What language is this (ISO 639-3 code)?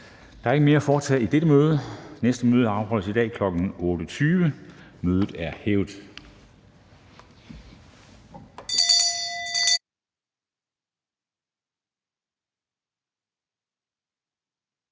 dan